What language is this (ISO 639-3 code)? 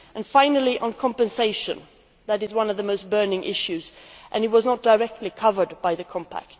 eng